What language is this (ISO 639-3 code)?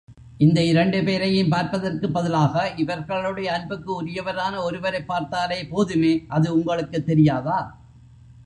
tam